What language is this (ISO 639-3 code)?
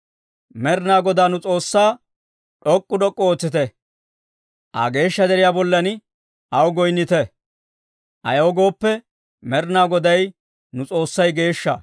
dwr